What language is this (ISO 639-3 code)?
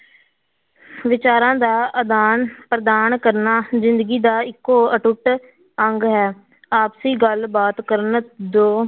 pan